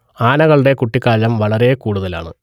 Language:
Malayalam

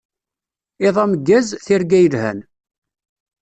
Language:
Kabyle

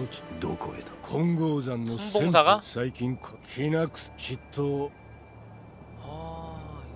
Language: Korean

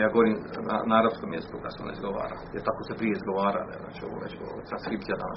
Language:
Croatian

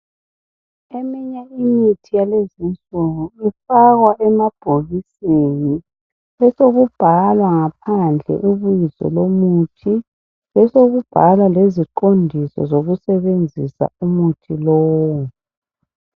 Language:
North Ndebele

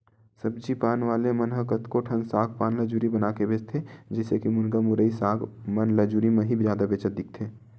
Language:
Chhattisgarhi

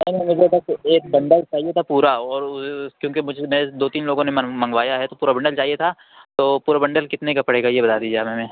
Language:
Urdu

